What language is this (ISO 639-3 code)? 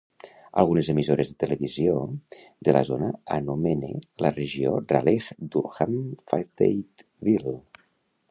cat